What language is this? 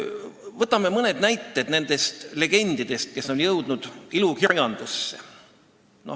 Estonian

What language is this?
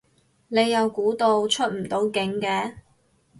Cantonese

